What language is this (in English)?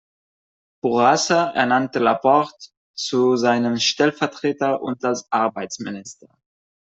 German